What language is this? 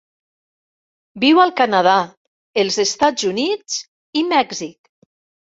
Catalan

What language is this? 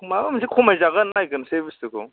Bodo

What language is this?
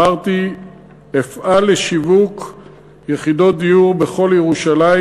Hebrew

